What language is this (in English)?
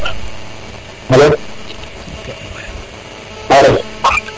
Serer